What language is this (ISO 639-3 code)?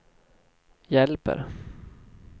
swe